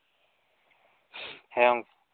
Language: Santali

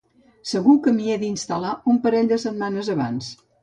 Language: Catalan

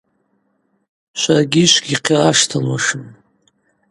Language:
Abaza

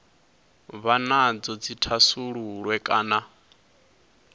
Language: Venda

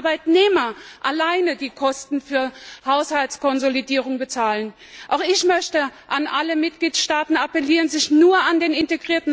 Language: German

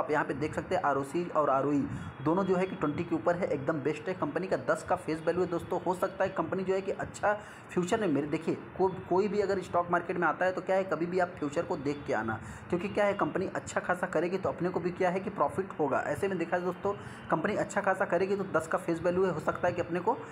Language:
Hindi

